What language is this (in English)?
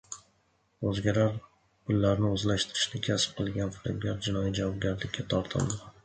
Uzbek